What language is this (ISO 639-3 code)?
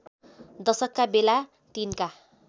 nep